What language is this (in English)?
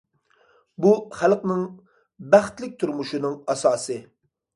Uyghur